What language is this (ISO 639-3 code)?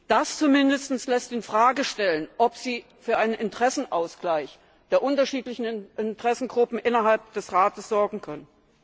deu